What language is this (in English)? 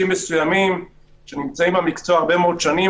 Hebrew